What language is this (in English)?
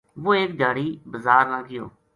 Gujari